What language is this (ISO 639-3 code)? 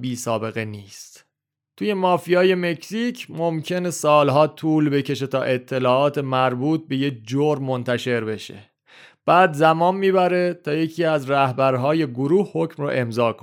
fas